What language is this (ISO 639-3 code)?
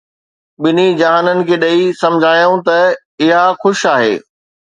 snd